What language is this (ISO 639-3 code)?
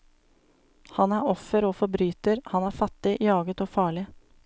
nor